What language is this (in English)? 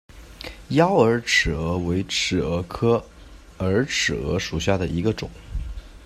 Chinese